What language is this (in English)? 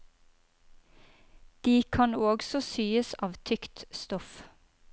Norwegian